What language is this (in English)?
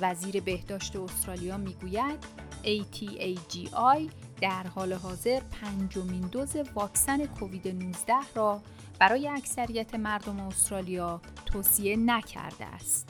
Persian